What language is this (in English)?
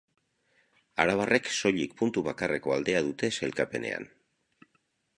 Basque